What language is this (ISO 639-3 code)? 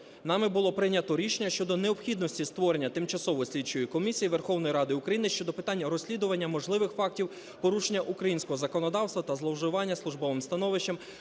ukr